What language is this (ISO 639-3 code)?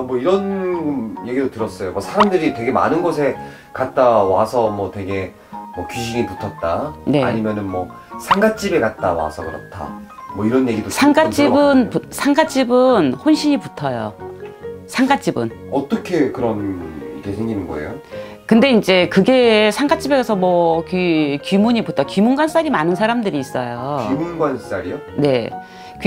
kor